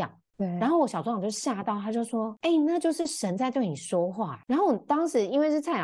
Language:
Chinese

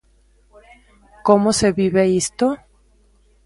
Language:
Galician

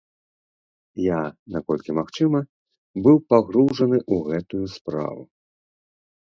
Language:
Belarusian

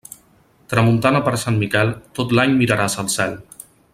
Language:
Catalan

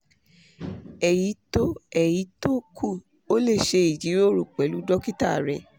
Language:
Yoruba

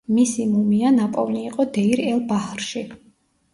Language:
Georgian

